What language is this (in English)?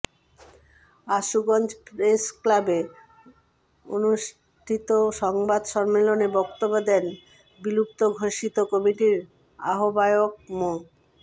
Bangla